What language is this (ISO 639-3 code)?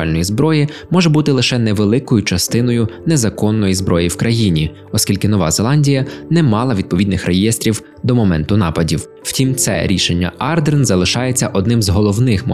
ukr